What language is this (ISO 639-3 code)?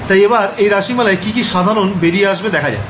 ben